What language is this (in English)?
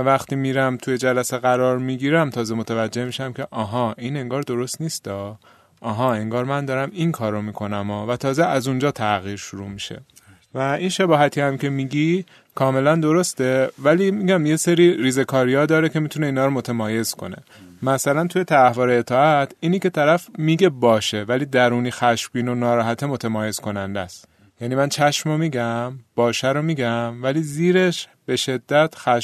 Persian